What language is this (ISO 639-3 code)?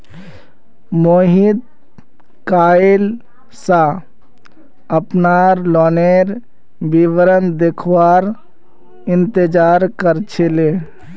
mag